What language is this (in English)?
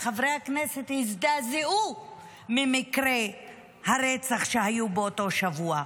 Hebrew